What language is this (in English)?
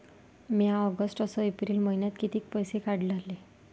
Marathi